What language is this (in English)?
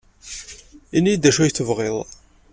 Kabyle